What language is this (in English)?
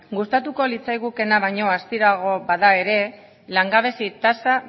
Basque